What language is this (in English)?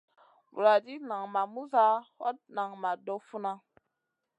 Masana